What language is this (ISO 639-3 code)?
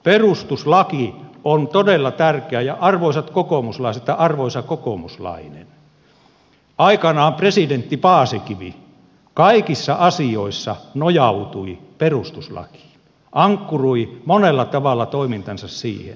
fin